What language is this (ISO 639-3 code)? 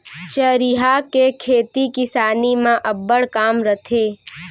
hne